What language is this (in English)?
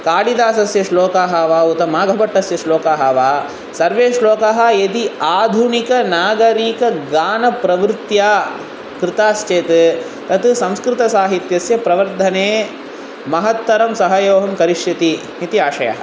Sanskrit